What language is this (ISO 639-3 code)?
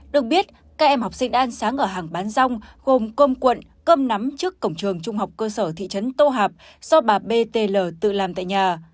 vie